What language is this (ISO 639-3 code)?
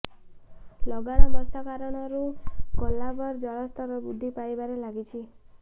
ori